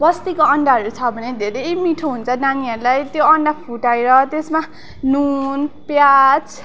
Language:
Nepali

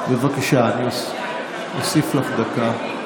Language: Hebrew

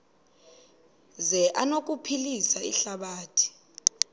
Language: Xhosa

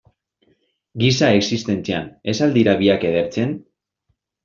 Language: Basque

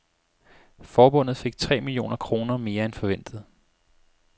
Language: Danish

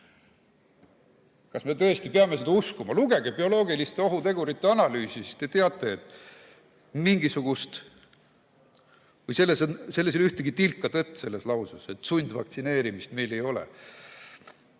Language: Estonian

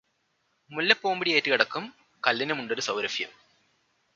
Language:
Malayalam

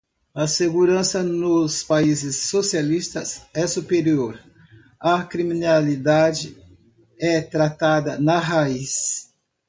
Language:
Portuguese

